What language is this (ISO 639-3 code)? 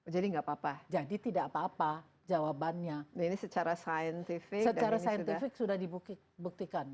ind